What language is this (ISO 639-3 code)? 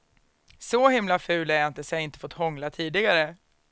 swe